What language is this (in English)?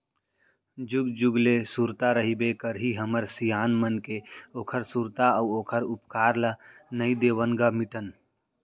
Chhattisgarhi